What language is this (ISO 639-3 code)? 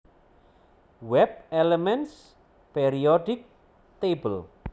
jav